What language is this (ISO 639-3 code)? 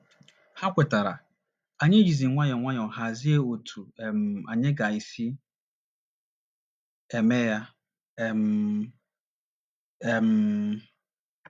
ibo